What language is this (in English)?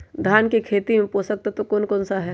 Magahi